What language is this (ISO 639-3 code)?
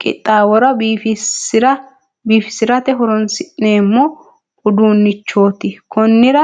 sid